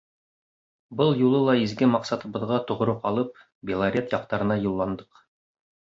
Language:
Bashkir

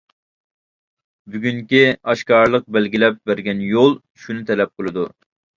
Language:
Uyghur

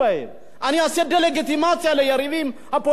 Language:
Hebrew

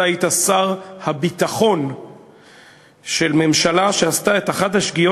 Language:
Hebrew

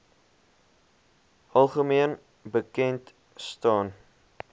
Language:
Afrikaans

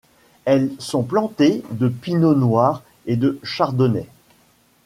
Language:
French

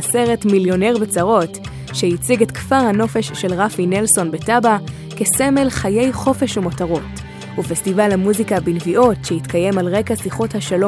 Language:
Hebrew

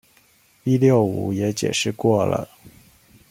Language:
Chinese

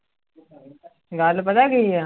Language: Punjabi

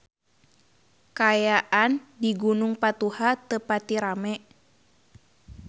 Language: Sundanese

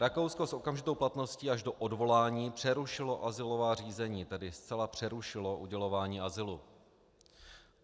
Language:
Czech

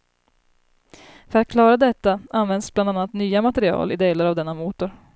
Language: Swedish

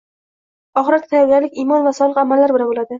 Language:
Uzbek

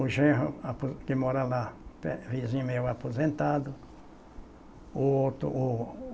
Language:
Portuguese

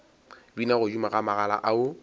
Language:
Northern Sotho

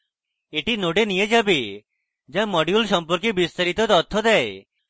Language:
Bangla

